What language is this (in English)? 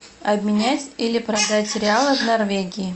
Russian